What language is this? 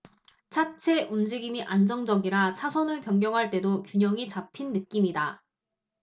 Korean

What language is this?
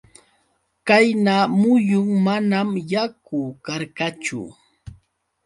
Yauyos Quechua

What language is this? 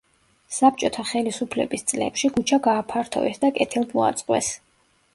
Georgian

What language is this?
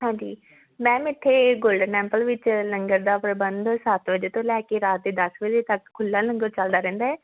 Punjabi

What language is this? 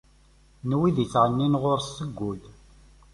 Kabyle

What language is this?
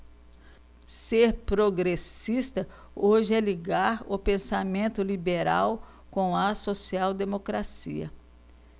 Portuguese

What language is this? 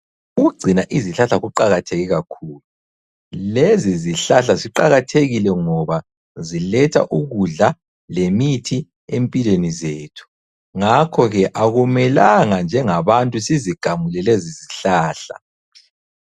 North Ndebele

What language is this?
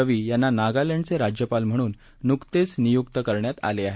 Marathi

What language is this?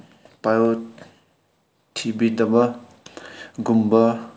Manipuri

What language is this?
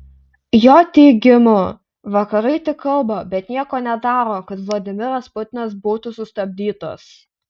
Lithuanian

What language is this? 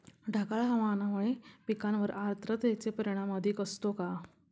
Marathi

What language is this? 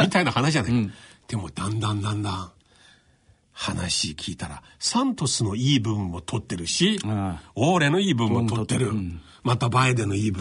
Japanese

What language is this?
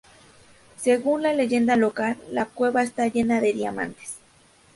Spanish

